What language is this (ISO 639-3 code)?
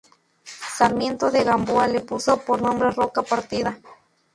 spa